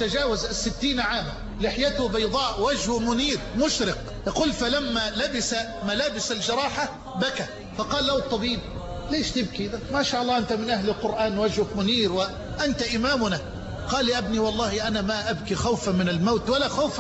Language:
Arabic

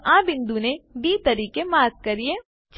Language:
Gujarati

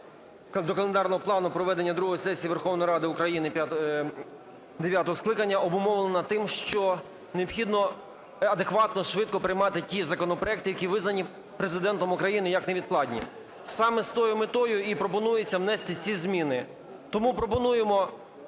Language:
Ukrainian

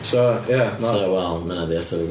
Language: Welsh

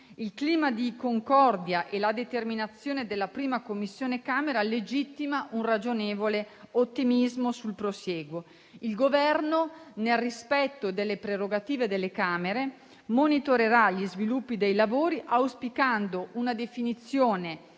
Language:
Italian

